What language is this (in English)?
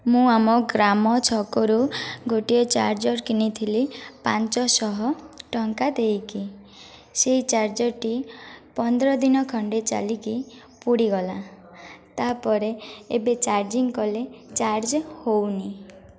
Odia